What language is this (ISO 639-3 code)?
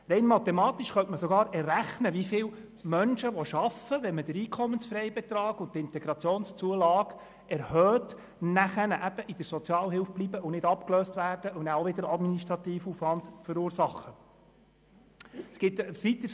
gsw